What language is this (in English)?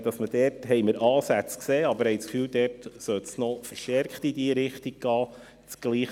Swiss German